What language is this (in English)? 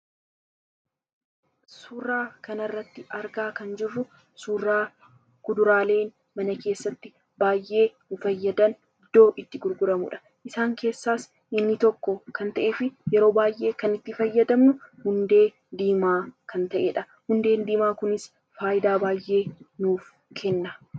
Oromo